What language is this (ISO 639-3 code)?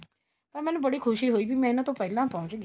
pan